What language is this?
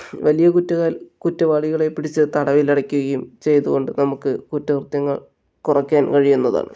Malayalam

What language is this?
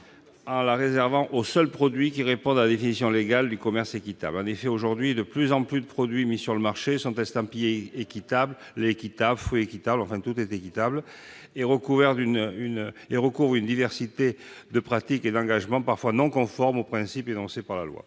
French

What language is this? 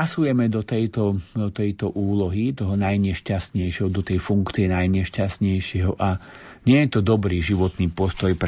Slovak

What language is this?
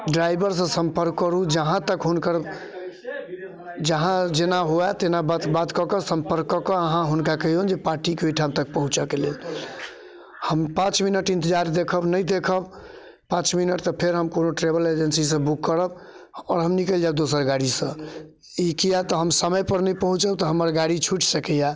Maithili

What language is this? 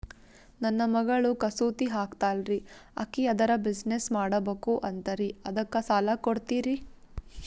Kannada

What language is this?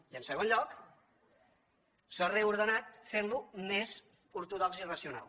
Catalan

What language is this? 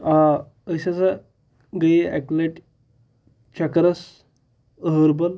Kashmiri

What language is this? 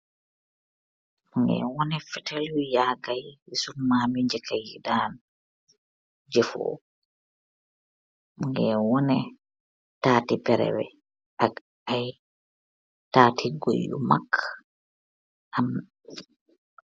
Wolof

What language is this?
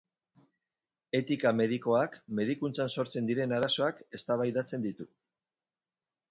Basque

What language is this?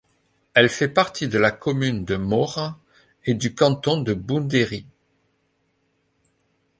French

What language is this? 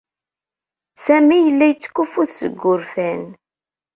Kabyle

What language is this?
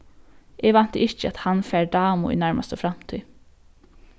Faroese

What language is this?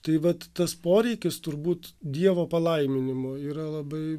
Lithuanian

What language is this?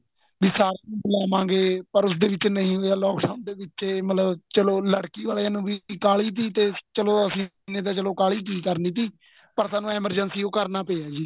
Punjabi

